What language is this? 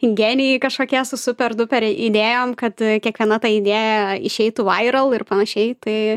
Lithuanian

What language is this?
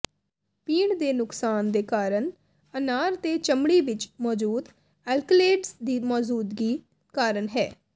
Punjabi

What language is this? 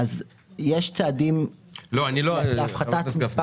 Hebrew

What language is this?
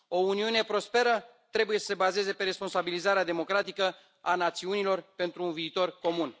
Romanian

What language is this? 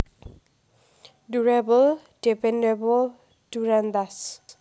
Javanese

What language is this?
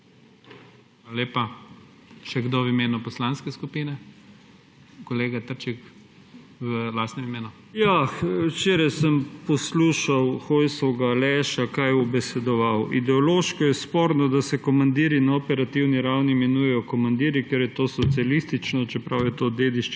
Slovenian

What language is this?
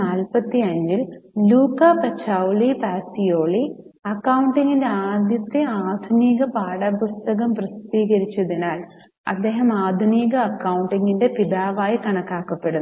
Malayalam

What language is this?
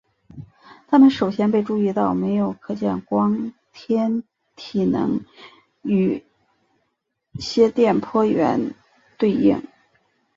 Chinese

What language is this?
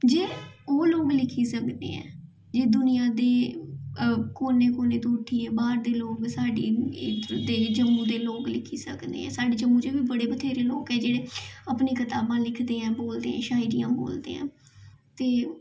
Dogri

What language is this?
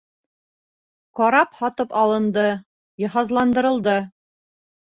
Bashkir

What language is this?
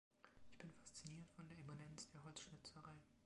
German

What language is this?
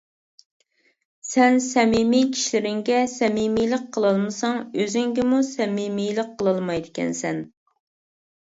Uyghur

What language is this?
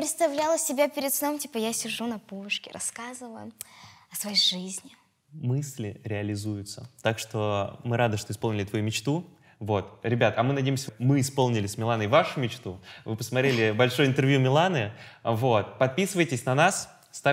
Russian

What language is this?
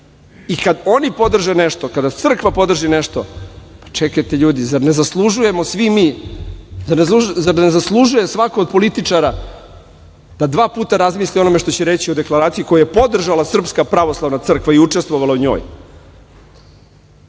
Serbian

